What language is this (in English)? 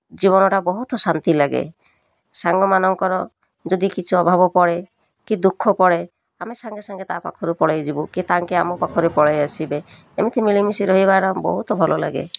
Odia